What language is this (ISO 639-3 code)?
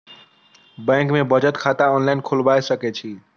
mai